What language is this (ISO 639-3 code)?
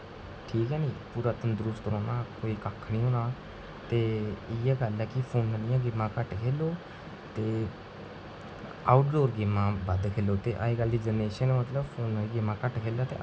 doi